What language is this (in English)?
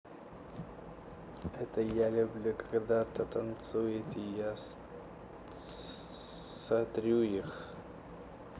Russian